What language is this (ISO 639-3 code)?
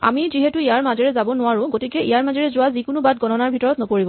asm